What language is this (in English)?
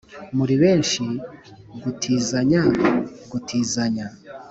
Kinyarwanda